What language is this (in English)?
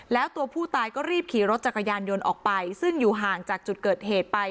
Thai